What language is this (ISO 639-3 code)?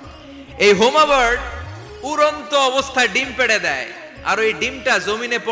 ben